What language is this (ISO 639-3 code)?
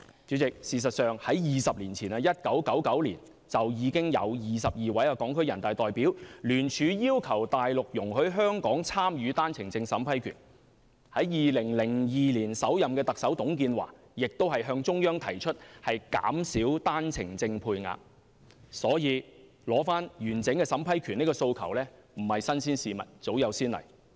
yue